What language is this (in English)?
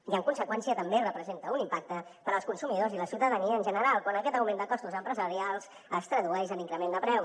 Catalan